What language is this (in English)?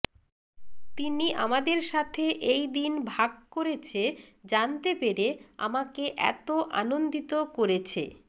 Bangla